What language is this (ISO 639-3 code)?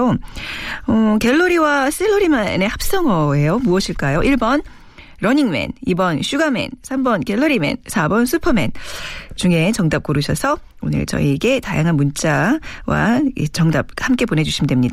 kor